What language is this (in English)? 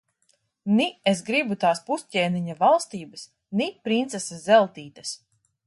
Latvian